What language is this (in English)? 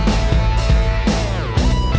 Indonesian